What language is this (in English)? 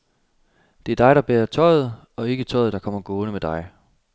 Danish